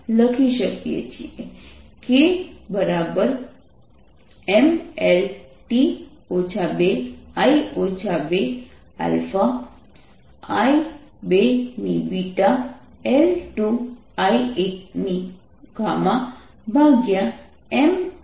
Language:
Gujarati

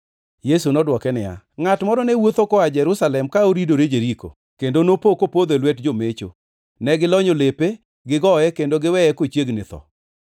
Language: Luo (Kenya and Tanzania)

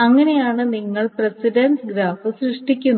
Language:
Malayalam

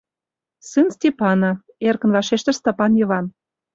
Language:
Mari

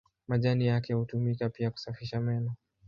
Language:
Swahili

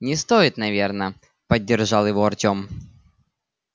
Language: Russian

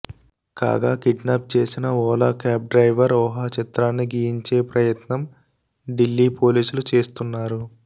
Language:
Telugu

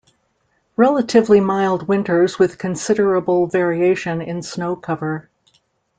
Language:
English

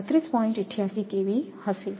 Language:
Gujarati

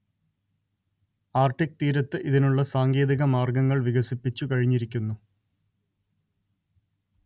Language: Malayalam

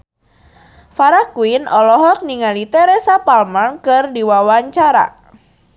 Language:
Sundanese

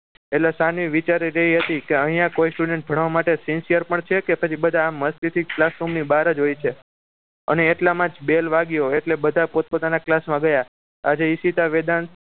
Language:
Gujarati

